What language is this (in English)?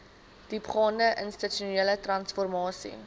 Afrikaans